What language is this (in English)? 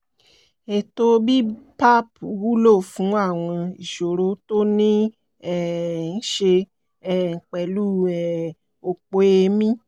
Yoruba